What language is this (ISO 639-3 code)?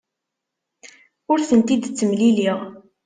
kab